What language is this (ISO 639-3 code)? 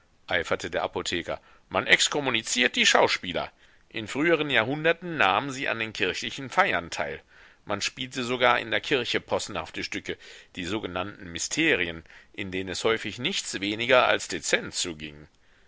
deu